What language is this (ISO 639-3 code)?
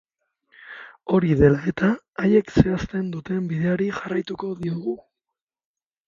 eus